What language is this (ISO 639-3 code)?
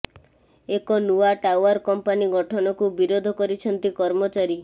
ori